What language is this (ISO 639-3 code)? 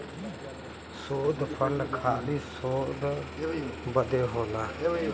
bho